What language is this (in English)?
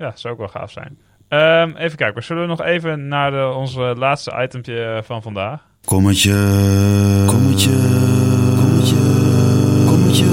Dutch